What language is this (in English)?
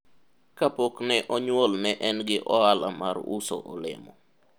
Luo (Kenya and Tanzania)